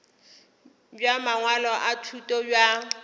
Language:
Northern Sotho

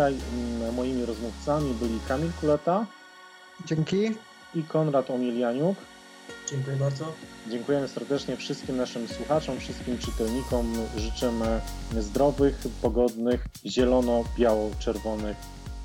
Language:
Polish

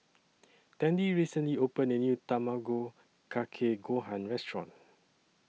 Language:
English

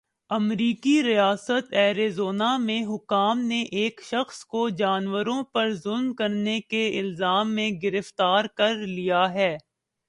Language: Urdu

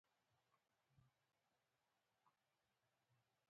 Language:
Pashto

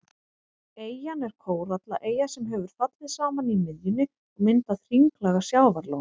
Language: Icelandic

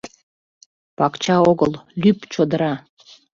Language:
Mari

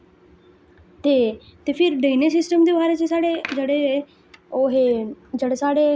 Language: Dogri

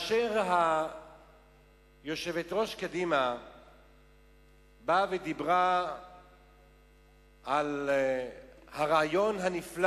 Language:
Hebrew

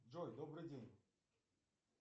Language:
Russian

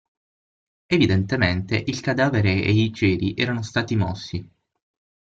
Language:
Italian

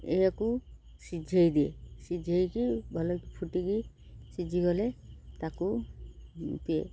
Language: Odia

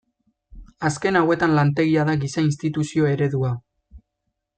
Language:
Basque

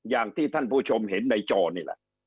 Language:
Thai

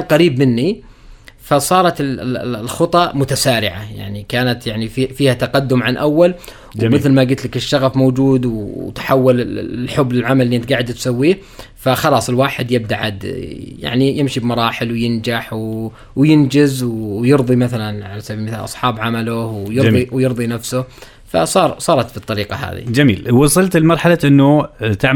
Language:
Arabic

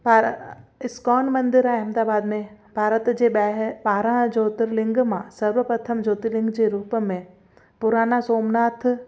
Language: Sindhi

